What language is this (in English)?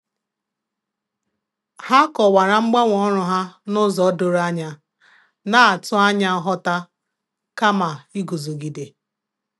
Igbo